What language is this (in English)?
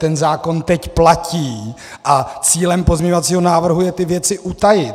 Czech